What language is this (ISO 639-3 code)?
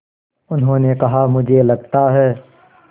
hin